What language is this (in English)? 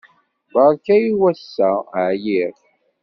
Kabyle